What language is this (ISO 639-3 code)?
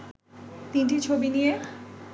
ben